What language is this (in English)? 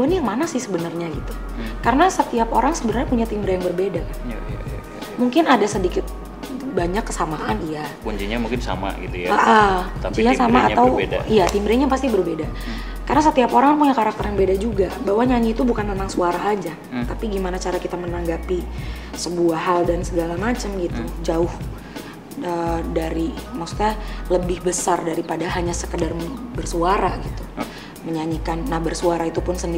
Indonesian